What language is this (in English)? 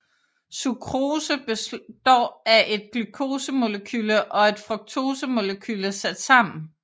Danish